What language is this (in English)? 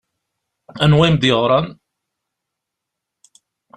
Kabyle